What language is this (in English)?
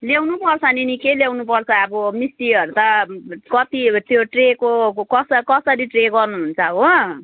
Nepali